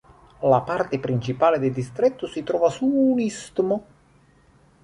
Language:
Italian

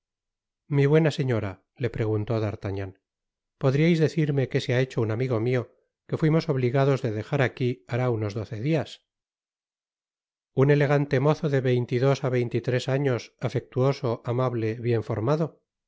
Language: Spanish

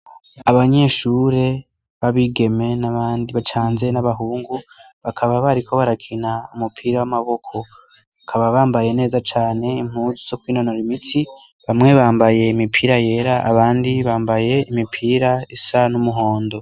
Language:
Rundi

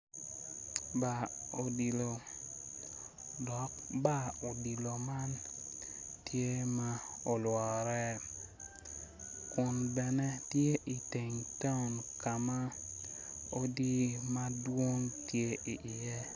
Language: Acoli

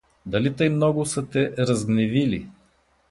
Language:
Bulgarian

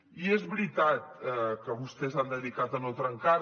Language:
Catalan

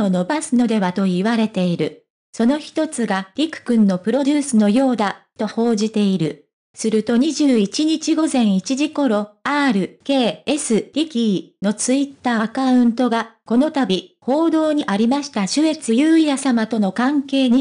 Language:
Japanese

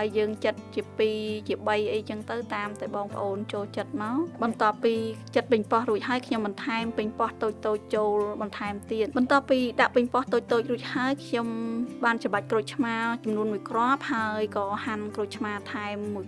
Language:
Vietnamese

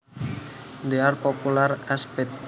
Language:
Javanese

